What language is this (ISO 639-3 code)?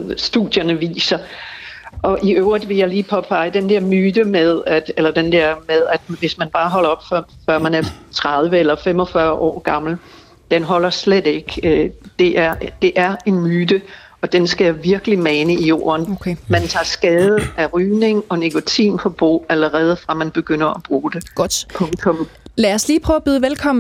dan